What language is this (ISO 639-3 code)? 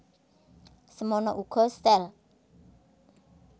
jav